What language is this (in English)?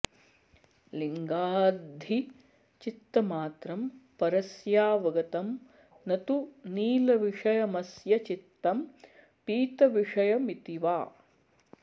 Sanskrit